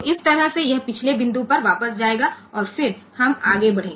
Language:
Gujarati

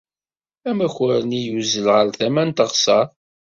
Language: Kabyle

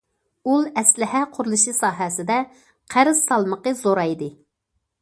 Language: Uyghur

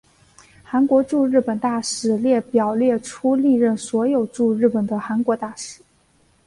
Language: Chinese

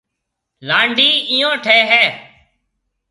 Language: Marwari (Pakistan)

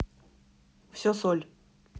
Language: Russian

